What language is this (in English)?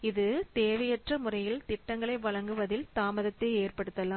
Tamil